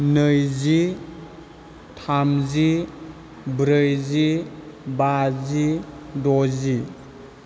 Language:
Bodo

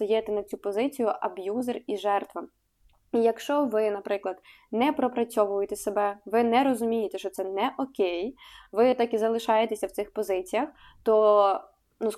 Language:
Ukrainian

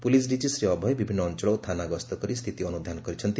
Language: Odia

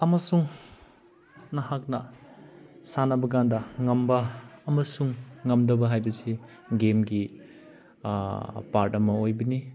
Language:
Manipuri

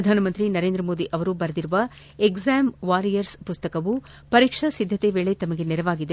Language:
Kannada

